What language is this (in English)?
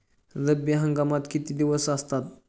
Marathi